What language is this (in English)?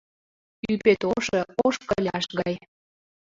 Mari